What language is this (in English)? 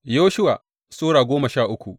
Hausa